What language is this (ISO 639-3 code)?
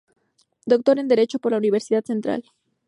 spa